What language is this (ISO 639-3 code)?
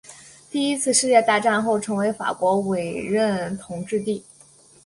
zho